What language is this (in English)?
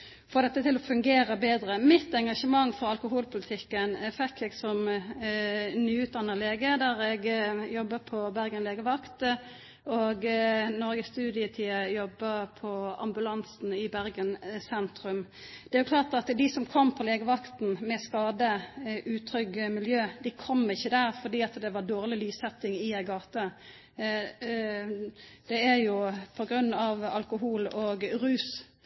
Norwegian Nynorsk